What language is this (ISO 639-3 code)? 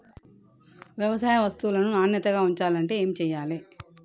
tel